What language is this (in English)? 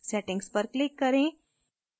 Hindi